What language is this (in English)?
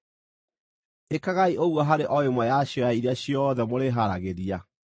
Kikuyu